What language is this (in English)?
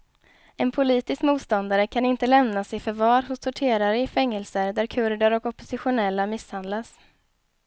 Swedish